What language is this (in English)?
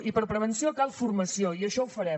Catalan